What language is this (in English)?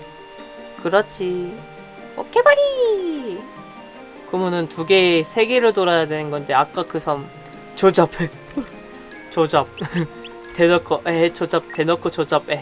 Korean